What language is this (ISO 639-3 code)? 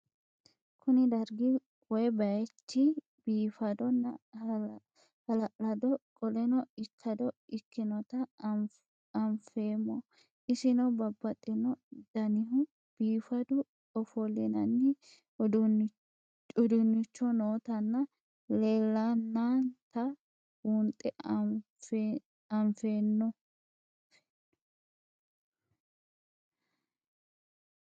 sid